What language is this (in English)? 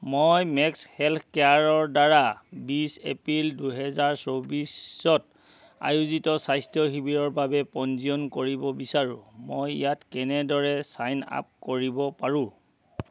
Assamese